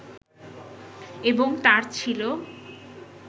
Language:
Bangla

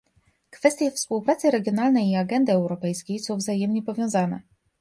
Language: Polish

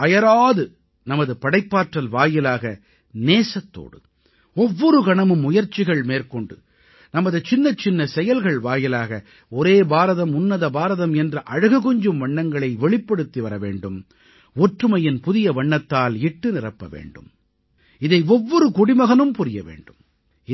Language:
Tamil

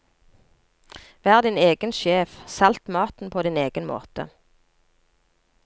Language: Norwegian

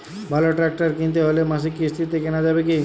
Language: Bangla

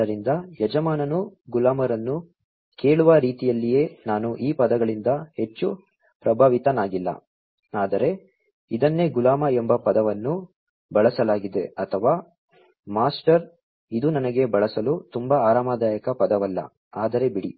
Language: Kannada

